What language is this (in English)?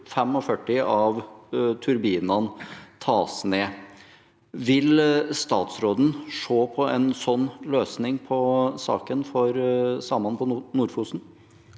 Norwegian